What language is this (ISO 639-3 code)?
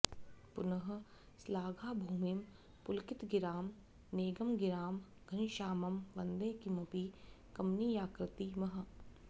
san